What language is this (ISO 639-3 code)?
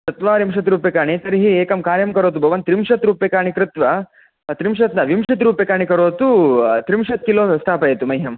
san